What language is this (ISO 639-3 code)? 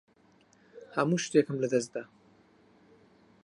ckb